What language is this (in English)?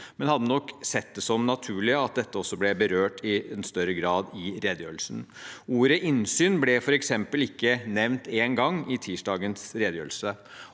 Norwegian